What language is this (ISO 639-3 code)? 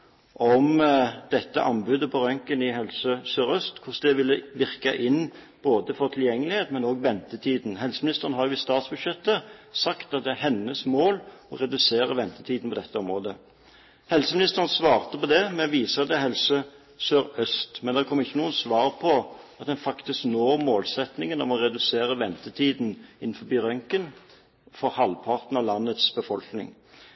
nob